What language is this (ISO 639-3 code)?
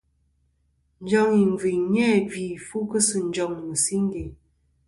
bkm